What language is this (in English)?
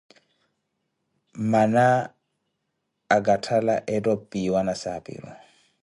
Koti